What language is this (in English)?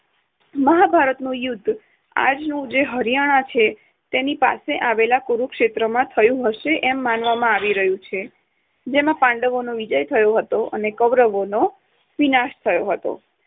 Gujarati